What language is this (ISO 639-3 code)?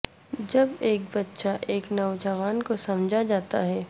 urd